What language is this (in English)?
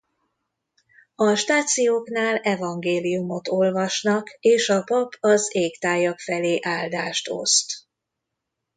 Hungarian